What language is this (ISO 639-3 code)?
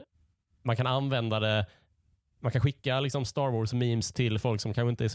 swe